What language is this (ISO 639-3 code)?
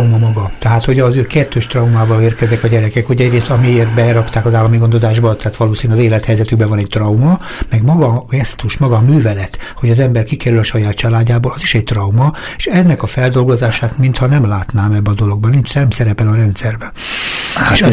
hun